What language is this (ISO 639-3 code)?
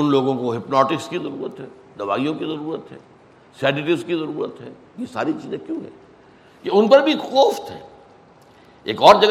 urd